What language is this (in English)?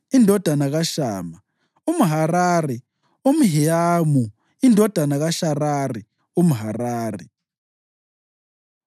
North Ndebele